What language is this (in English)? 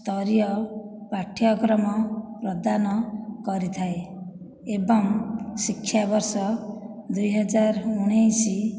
Odia